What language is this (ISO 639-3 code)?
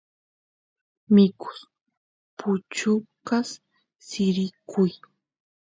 qus